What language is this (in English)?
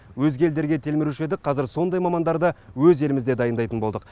Kazakh